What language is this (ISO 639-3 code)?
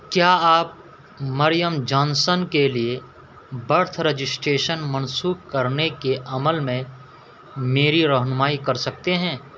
urd